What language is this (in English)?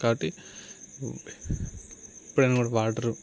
Telugu